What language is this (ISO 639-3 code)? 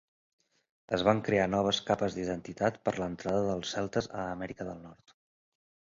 cat